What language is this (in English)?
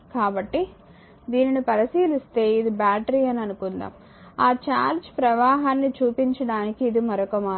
Telugu